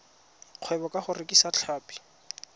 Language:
Tswana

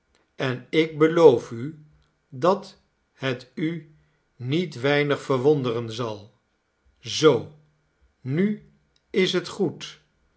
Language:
Dutch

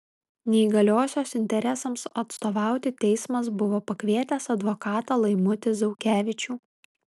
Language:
Lithuanian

